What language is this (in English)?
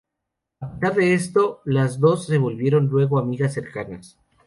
Spanish